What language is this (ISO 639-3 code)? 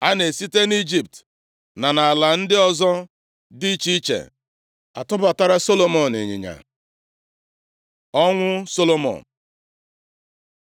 ibo